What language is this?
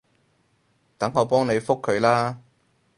Cantonese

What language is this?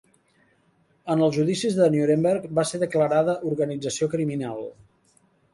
Catalan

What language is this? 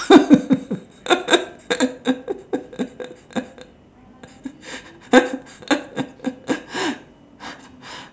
English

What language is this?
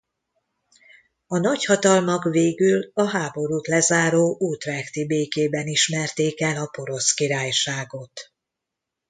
Hungarian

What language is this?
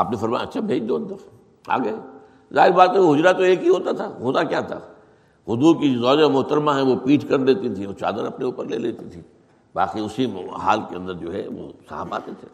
Urdu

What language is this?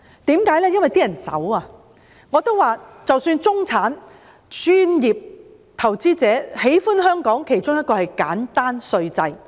Cantonese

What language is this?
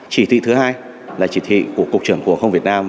Vietnamese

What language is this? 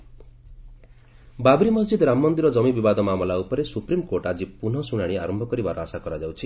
Odia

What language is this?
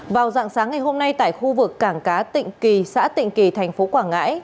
Vietnamese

